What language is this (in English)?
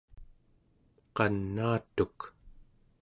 Central Yupik